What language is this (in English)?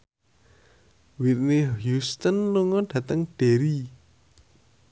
Javanese